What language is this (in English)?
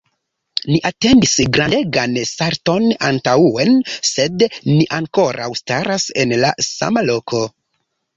Esperanto